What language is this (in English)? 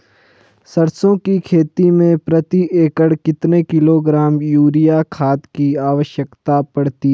Hindi